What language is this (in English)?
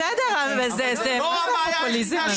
Hebrew